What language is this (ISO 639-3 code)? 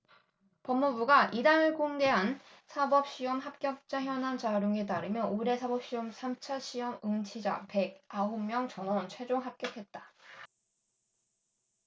kor